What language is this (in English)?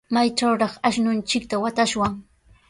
Sihuas Ancash Quechua